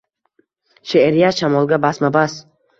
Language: Uzbek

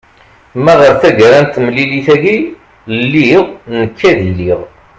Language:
Kabyle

